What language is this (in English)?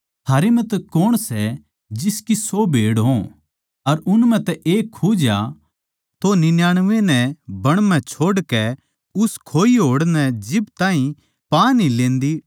Haryanvi